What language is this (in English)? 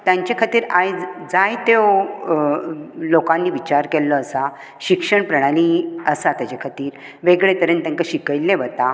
Konkani